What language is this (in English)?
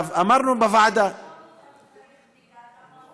Hebrew